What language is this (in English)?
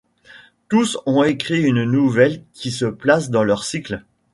French